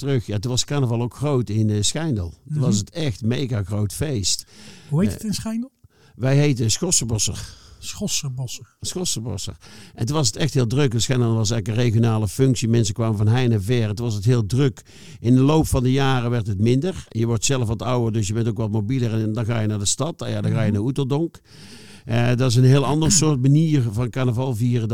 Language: Dutch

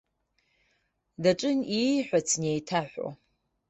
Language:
Abkhazian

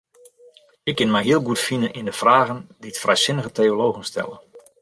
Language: Western Frisian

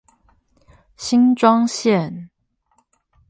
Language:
Chinese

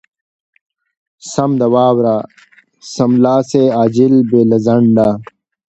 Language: Pashto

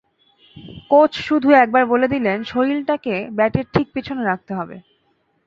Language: Bangla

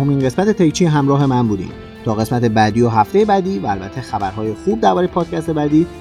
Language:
Persian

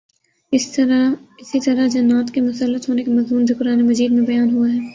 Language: Urdu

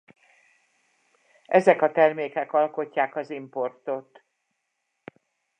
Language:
Hungarian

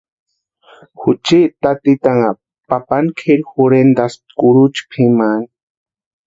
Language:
Western Highland Purepecha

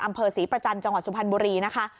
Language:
Thai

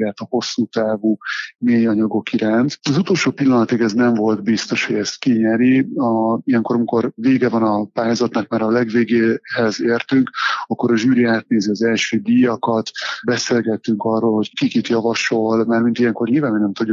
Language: Hungarian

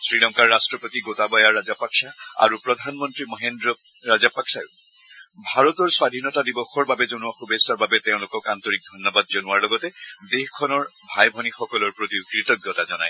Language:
Assamese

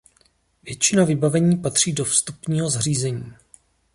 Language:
Czech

